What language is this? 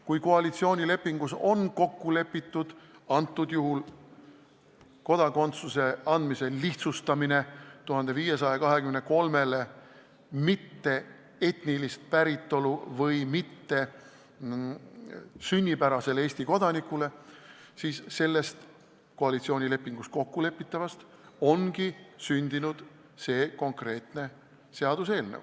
Estonian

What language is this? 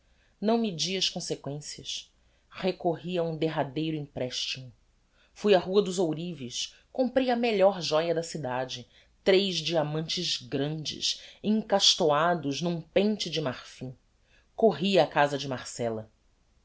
Portuguese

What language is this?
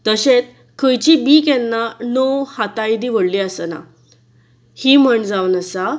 Konkani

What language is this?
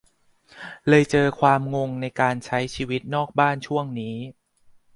Thai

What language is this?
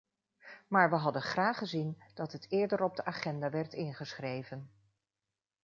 Dutch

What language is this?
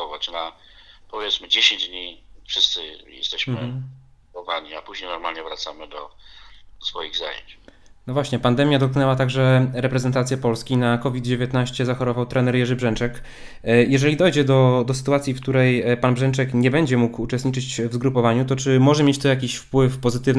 Polish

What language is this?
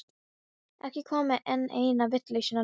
Icelandic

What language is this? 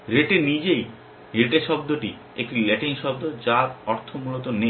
Bangla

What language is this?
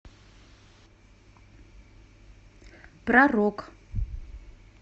Russian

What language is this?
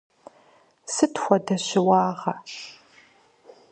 Kabardian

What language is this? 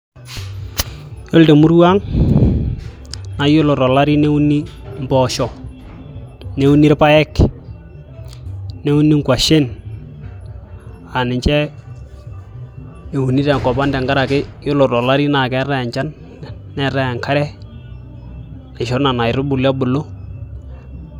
Masai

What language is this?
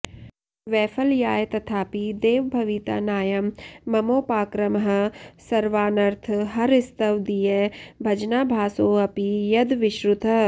Sanskrit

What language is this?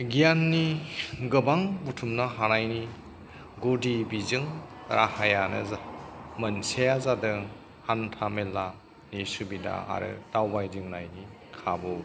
Bodo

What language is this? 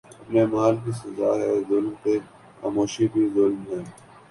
Urdu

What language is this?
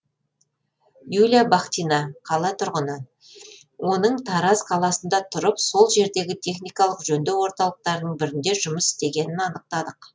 Kazakh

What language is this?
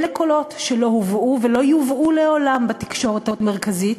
Hebrew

